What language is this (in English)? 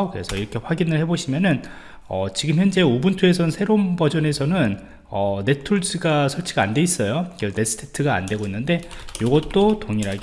Korean